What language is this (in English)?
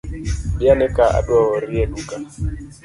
Luo (Kenya and Tanzania)